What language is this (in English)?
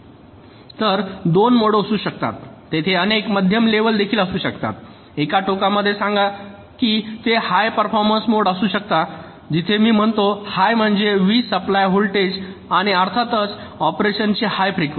Marathi